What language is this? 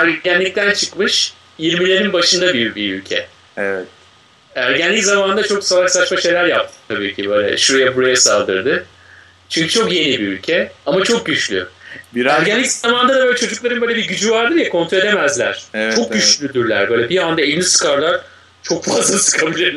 Turkish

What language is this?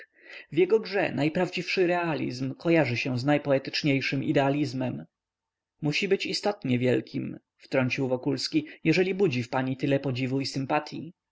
Polish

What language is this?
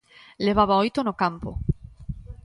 Galician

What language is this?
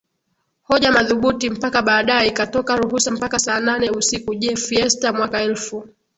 Swahili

